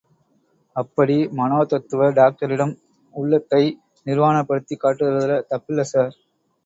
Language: Tamil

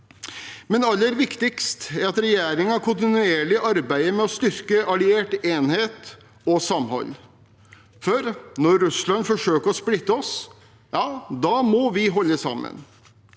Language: Norwegian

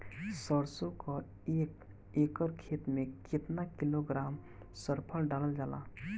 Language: Bhojpuri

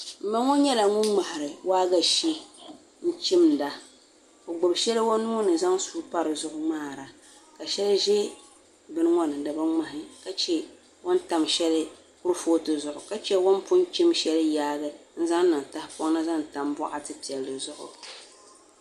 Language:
Dagbani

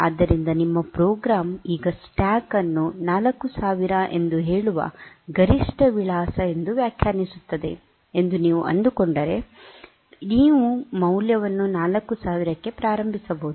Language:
Kannada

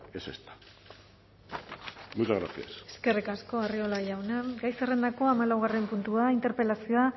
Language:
Basque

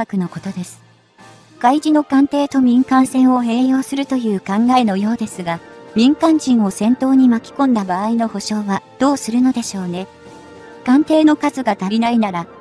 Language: Japanese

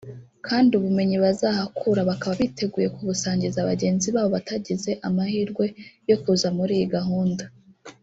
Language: Kinyarwanda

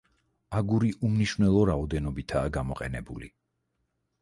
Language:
Georgian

